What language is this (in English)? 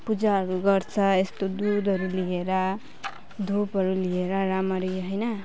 Nepali